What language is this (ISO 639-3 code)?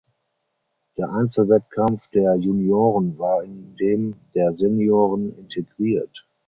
deu